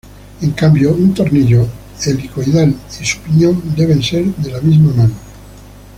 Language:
Spanish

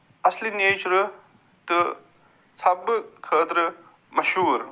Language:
Kashmiri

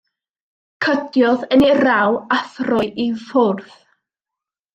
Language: Welsh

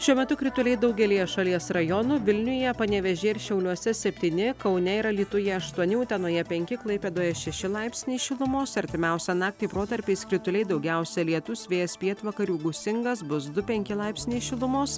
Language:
Lithuanian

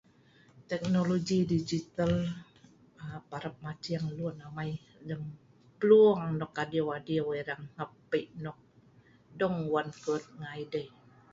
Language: Sa'ban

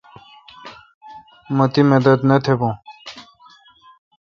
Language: Kalkoti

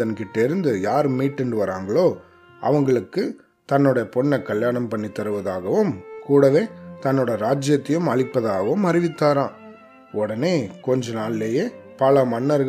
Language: Tamil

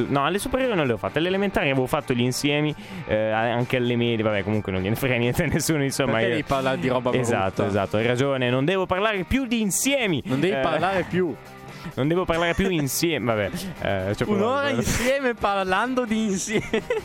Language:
Italian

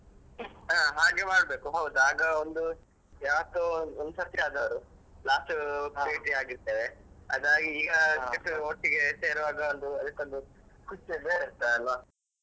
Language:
Kannada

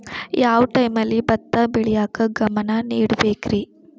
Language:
Kannada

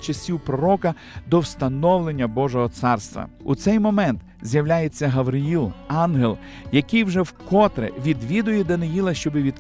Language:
Ukrainian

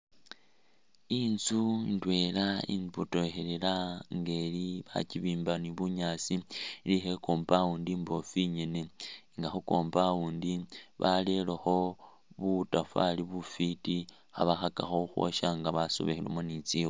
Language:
Masaaba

